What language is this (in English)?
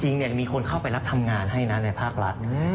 Thai